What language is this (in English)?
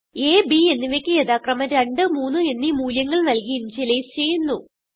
Malayalam